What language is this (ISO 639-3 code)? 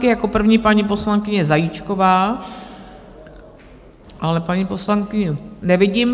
ces